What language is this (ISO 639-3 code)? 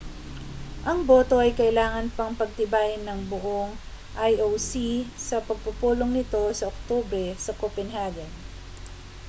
fil